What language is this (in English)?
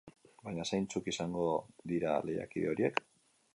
Basque